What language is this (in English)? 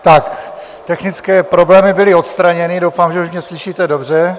Czech